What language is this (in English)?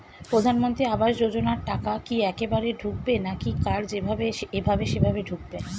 Bangla